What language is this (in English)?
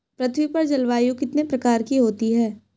Hindi